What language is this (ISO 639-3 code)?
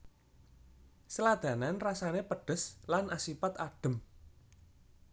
jav